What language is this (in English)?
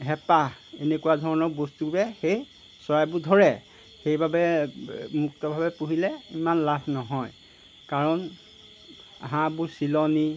Assamese